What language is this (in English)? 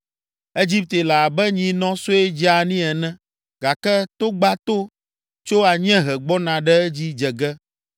Ewe